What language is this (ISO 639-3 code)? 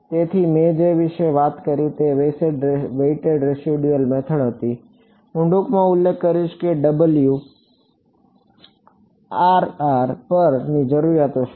guj